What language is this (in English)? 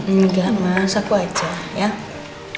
Indonesian